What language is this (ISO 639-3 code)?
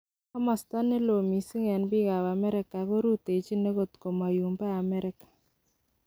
kln